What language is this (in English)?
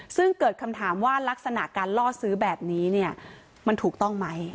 Thai